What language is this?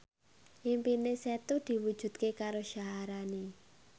Javanese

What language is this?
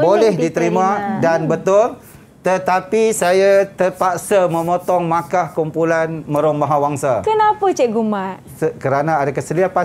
Malay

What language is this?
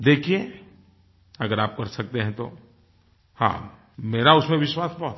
Hindi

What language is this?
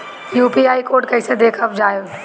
Bhojpuri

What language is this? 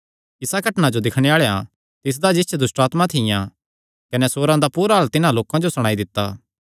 Kangri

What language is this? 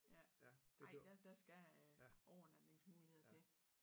Danish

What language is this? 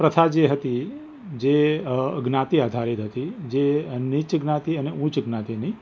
Gujarati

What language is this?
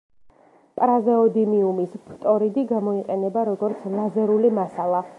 Georgian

